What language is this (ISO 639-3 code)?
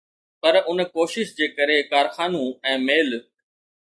snd